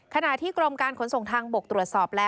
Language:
Thai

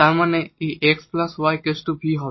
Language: Bangla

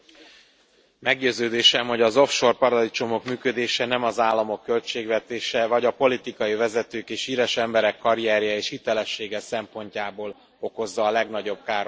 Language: Hungarian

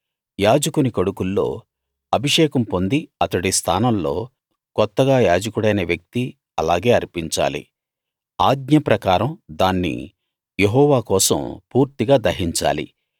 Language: Telugu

